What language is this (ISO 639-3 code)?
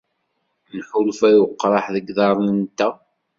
kab